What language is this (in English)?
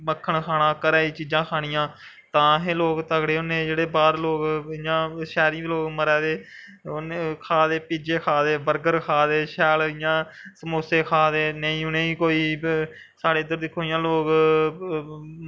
Dogri